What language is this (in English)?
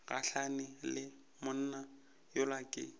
Northern Sotho